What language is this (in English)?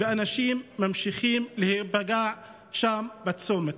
Hebrew